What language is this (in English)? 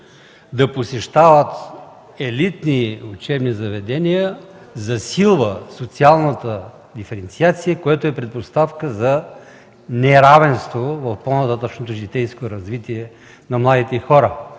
Bulgarian